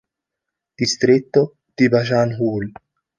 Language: Italian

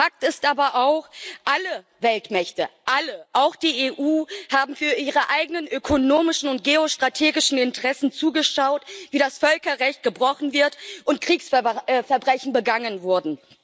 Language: German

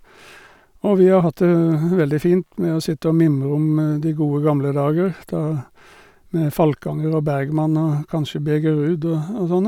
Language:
Norwegian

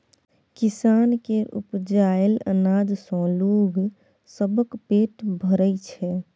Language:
Maithili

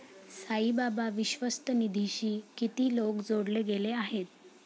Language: Marathi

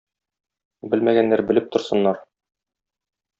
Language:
Tatar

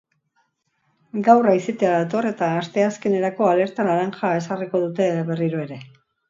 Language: Basque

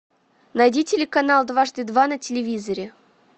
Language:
Russian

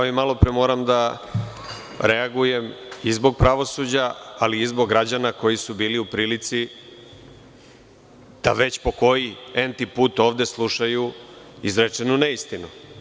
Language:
Serbian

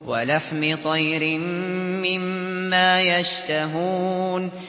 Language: Arabic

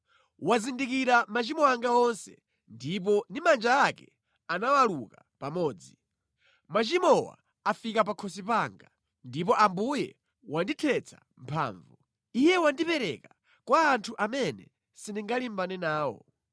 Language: Nyanja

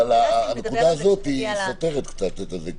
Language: Hebrew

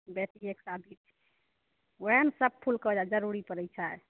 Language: Maithili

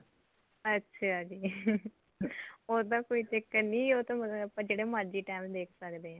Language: Punjabi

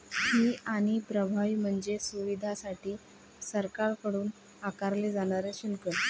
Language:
Marathi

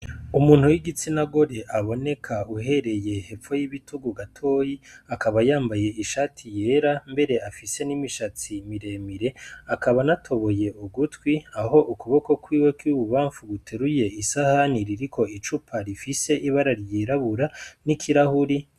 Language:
Rundi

